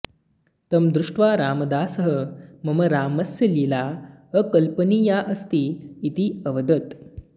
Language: Sanskrit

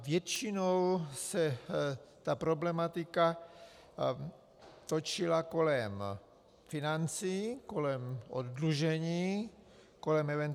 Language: Czech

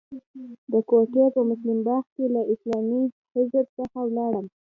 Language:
Pashto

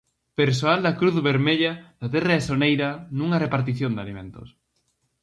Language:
Galician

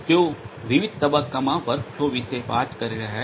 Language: Gujarati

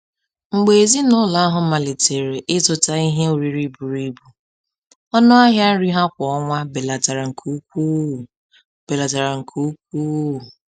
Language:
Igbo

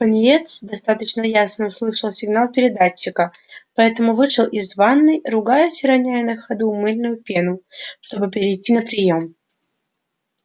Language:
Russian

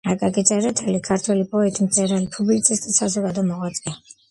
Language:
Georgian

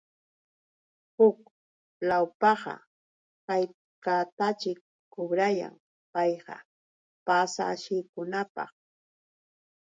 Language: Yauyos Quechua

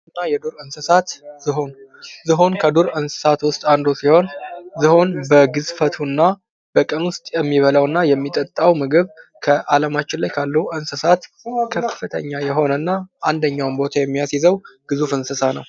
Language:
Amharic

